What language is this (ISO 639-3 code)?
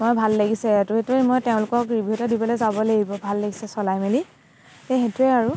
asm